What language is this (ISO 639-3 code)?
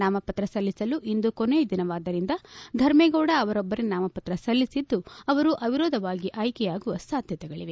kan